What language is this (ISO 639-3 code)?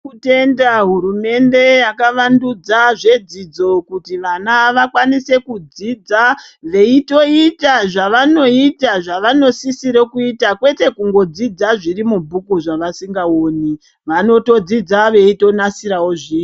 ndc